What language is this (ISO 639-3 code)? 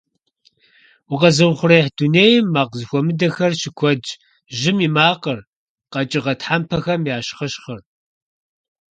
kbd